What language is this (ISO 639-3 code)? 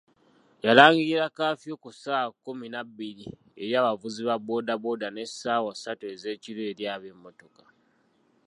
lug